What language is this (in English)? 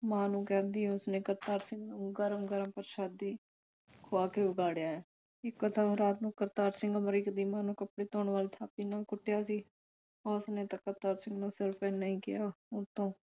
Punjabi